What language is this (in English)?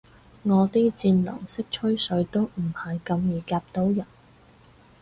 Cantonese